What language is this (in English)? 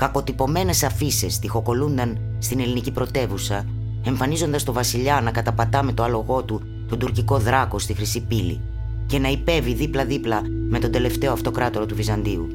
Greek